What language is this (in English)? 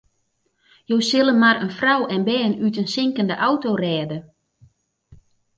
Western Frisian